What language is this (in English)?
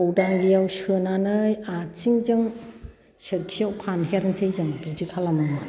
Bodo